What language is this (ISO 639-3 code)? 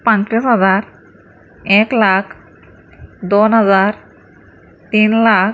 mar